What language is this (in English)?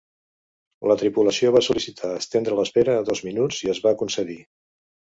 Catalan